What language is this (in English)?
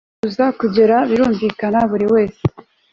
Kinyarwanda